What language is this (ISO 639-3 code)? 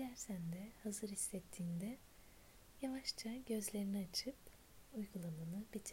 tur